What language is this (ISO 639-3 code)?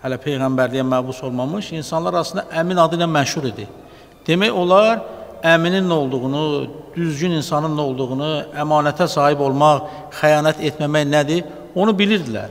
tur